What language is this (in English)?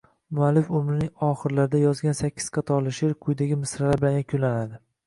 Uzbek